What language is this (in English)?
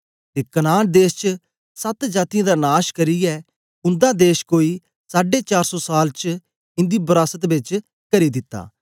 Dogri